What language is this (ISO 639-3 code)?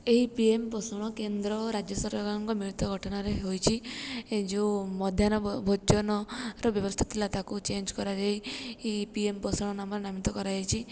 ori